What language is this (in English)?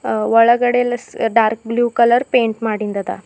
Kannada